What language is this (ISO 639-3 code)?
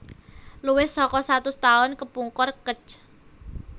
jav